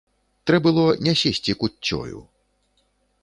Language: Belarusian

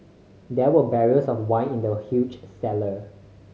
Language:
English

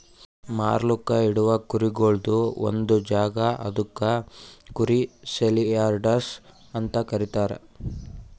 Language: Kannada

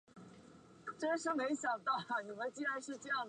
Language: Chinese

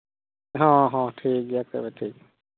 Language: Santali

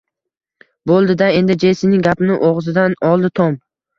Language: Uzbek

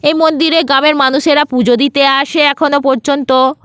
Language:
Bangla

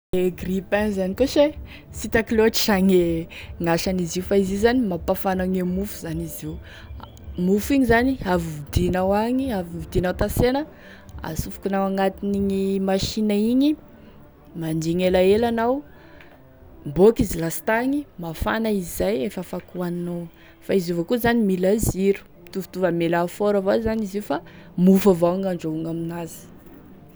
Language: Tesaka Malagasy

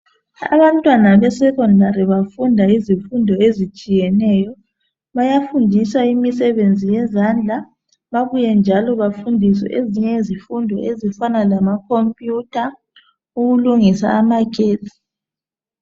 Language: North Ndebele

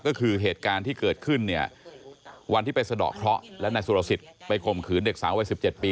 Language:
Thai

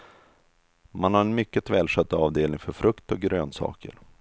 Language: Swedish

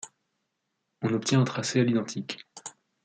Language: French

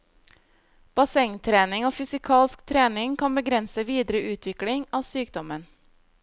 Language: Norwegian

